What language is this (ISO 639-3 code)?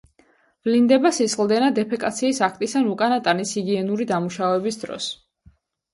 kat